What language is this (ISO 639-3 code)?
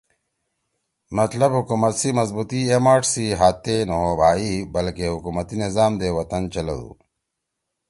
trw